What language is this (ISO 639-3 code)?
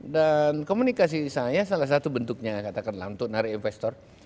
ind